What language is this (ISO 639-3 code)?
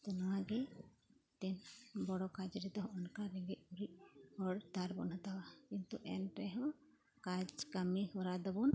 sat